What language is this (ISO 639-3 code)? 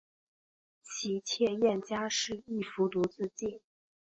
zho